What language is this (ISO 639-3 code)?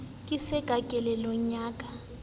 sot